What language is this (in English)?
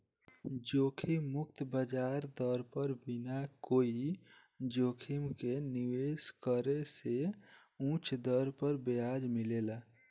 Bhojpuri